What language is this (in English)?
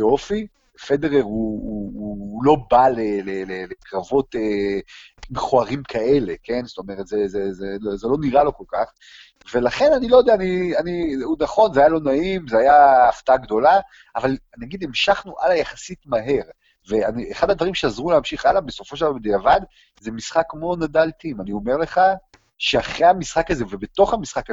Hebrew